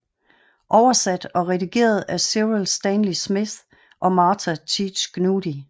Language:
Danish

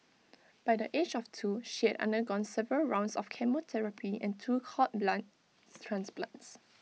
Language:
English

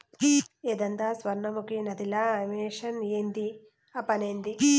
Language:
Telugu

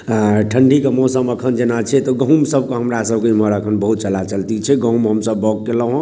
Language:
Maithili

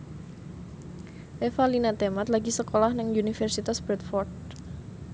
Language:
Javanese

